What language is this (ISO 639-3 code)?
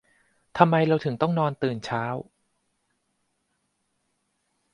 tha